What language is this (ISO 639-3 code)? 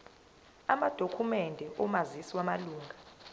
zul